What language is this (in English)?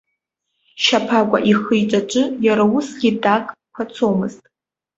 Abkhazian